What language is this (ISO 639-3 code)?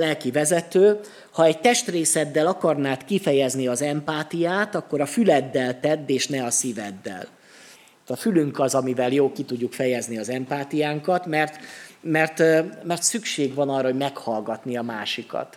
hun